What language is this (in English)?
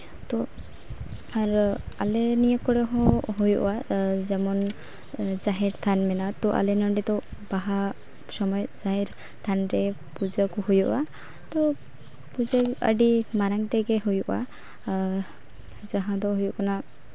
Santali